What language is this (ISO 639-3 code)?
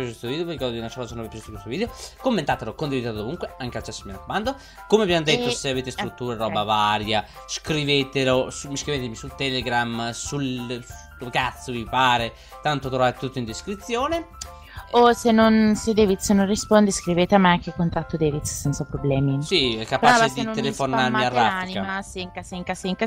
ita